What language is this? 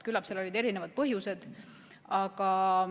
Estonian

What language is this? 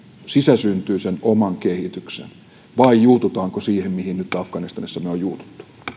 Finnish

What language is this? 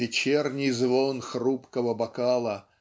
Russian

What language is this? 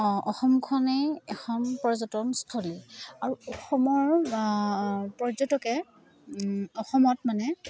Assamese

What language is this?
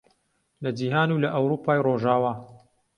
Central Kurdish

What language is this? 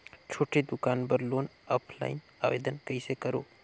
Chhattisgarhi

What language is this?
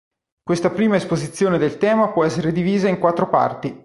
Italian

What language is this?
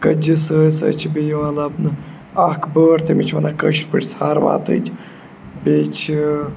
Kashmiri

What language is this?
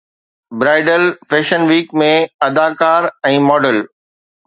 Sindhi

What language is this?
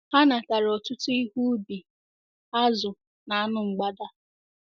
Igbo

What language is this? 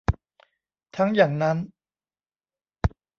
Thai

